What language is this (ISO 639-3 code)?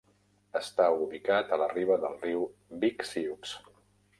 cat